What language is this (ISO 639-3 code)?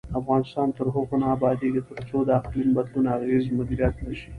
pus